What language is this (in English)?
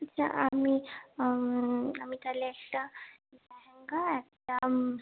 Bangla